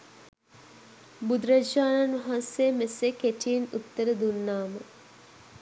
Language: Sinhala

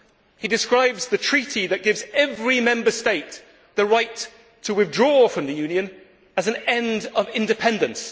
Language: English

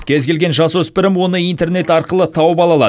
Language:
Kazakh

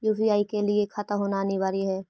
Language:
Magahi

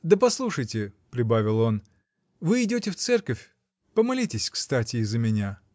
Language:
Russian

